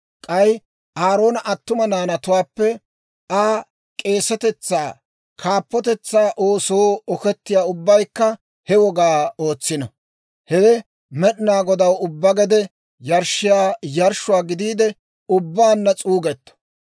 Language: Dawro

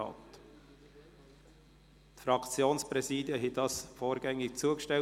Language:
Swiss German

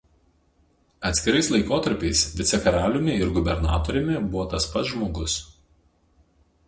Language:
Lithuanian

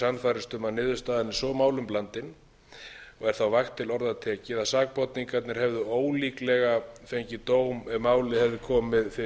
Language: Icelandic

